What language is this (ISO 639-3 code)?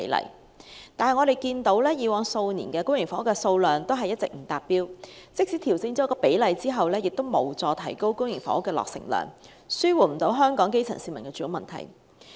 yue